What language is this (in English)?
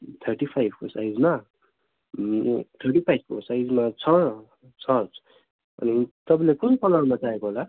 Nepali